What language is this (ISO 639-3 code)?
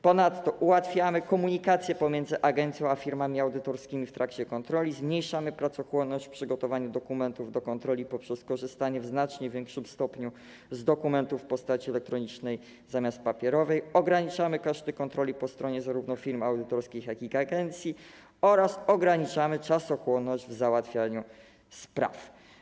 pol